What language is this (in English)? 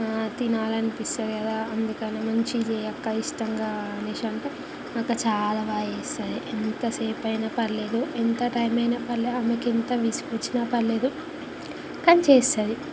Telugu